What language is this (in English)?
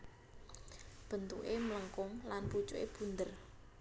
Javanese